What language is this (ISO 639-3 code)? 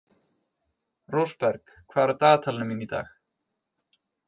isl